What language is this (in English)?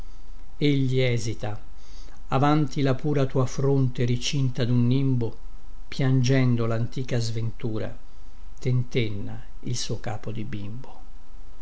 Italian